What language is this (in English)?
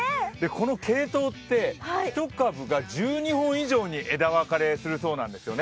Japanese